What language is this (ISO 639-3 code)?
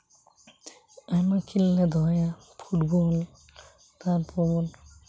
sat